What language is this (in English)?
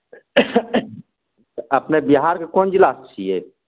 Maithili